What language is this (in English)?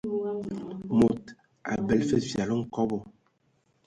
Ewondo